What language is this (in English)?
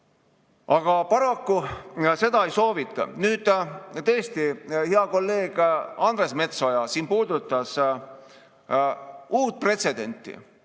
Estonian